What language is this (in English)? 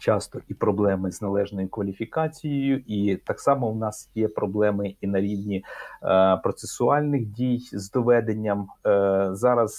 Ukrainian